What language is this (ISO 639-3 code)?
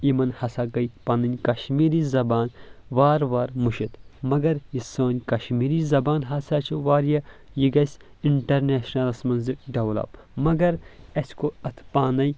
kas